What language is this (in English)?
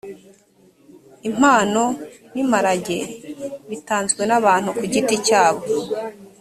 Kinyarwanda